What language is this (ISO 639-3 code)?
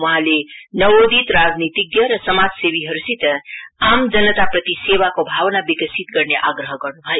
nep